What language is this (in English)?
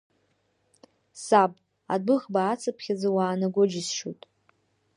Abkhazian